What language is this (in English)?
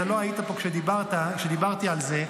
Hebrew